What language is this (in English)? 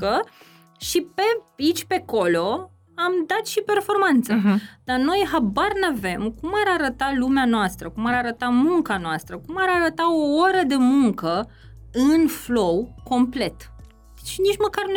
Romanian